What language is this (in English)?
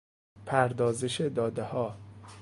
Persian